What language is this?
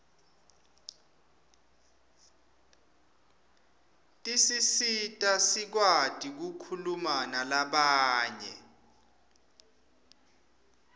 Swati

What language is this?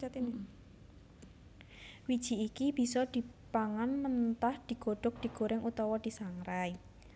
Javanese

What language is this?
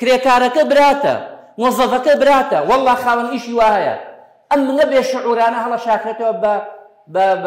Arabic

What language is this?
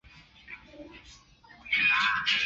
Chinese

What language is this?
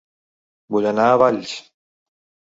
Catalan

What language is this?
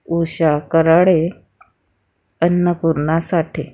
Marathi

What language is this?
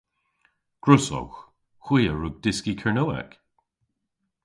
Cornish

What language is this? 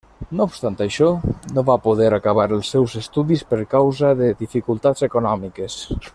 Catalan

